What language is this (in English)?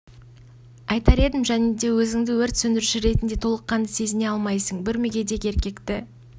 Kazakh